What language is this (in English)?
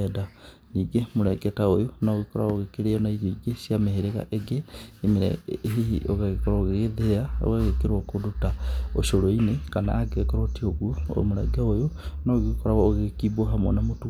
Kikuyu